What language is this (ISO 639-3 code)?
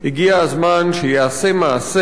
heb